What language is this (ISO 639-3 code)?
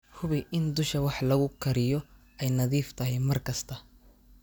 som